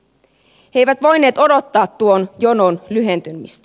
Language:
Finnish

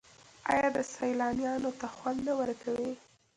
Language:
Pashto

